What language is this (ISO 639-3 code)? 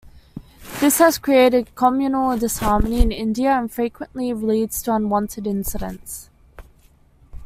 eng